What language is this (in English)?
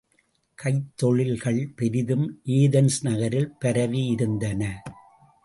Tamil